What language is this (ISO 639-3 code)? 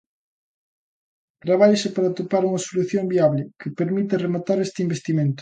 glg